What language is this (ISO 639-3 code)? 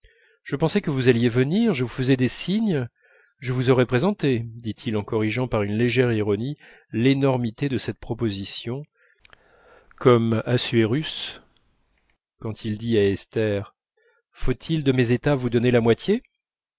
fra